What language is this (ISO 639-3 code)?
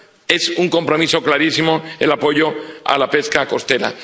spa